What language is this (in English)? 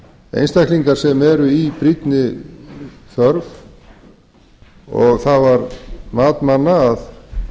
Icelandic